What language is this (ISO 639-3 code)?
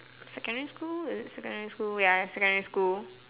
eng